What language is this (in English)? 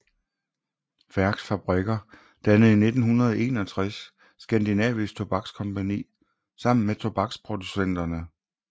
Danish